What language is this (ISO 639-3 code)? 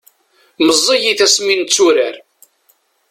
kab